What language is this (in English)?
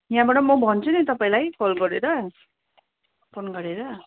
Nepali